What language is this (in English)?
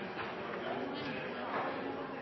Norwegian Nynorsk